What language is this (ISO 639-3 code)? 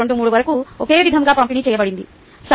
tel